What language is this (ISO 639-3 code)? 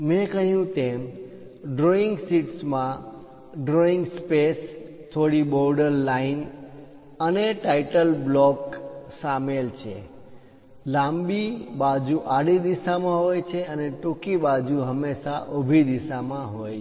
guj